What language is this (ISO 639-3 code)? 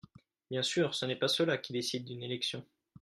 fra